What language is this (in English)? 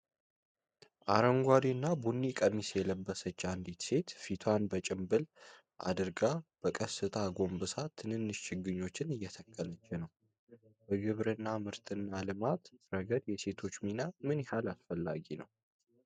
Amharic